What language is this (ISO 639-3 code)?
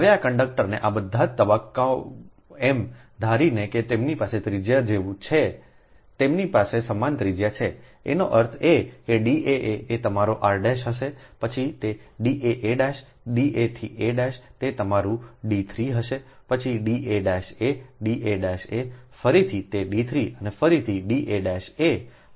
guj